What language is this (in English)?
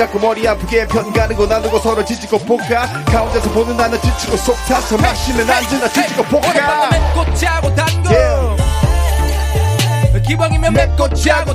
Korean